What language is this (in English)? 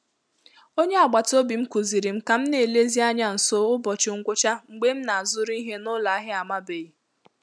Igbo